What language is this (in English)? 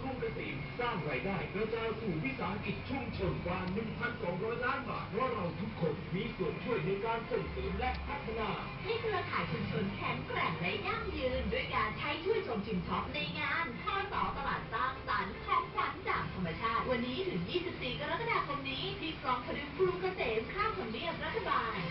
Thai